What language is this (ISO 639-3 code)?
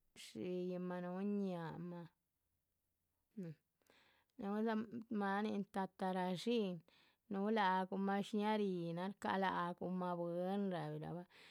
zpv